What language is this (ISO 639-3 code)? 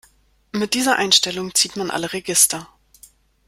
deu